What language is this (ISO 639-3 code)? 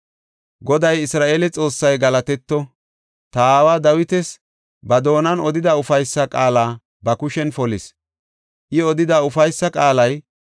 gof